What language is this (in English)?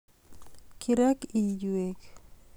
Kalenjin